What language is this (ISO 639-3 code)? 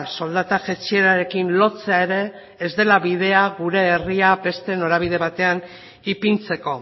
eus